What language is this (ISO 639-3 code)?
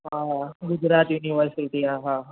snd